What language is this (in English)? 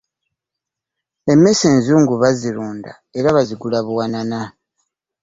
Ganda